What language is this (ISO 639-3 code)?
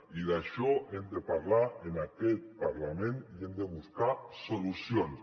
cat